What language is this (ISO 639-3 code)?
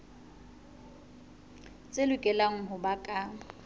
sot